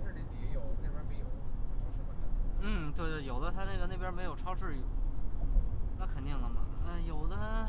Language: Chinese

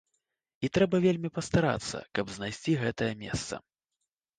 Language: Belarusian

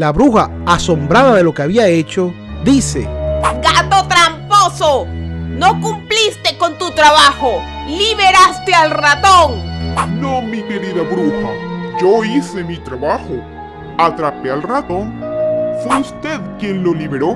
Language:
Spanish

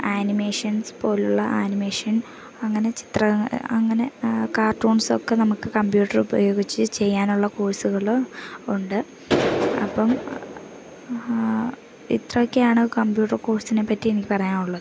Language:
Malayalam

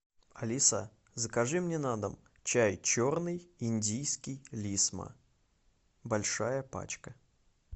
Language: Russian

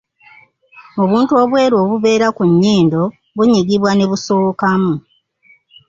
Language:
Ganda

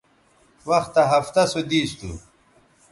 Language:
Bateri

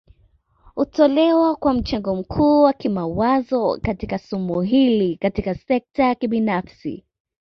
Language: Swahili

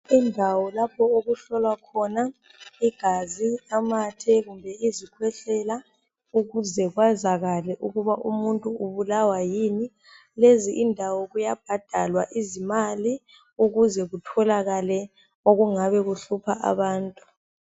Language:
North Ndebele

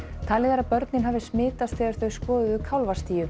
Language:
Icelandic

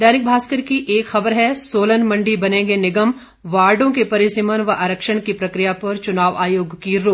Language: Hindi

